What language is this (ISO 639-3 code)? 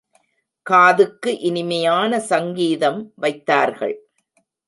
tam